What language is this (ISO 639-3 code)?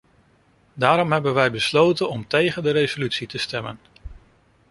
nld